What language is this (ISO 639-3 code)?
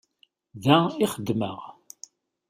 kab